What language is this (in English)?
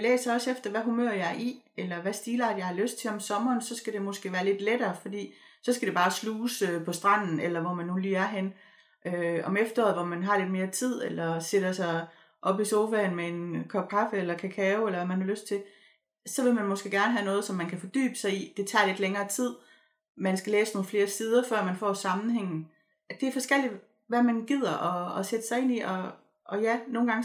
Danish